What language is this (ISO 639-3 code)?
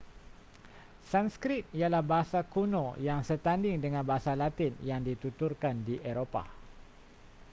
msa